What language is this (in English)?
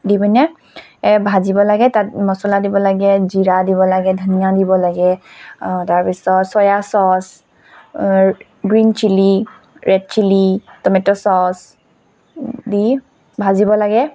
Assamese